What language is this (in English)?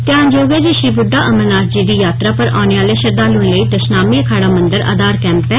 Dogri